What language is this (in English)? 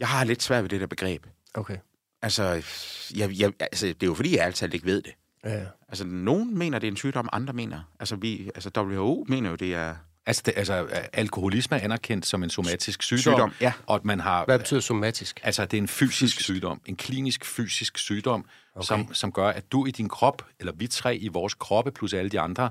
Danish